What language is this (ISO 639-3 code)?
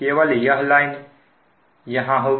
hin